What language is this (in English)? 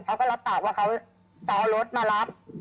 Thai